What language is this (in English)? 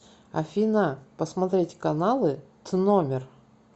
Russian